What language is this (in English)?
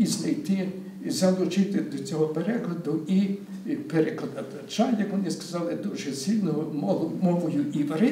Ukrainian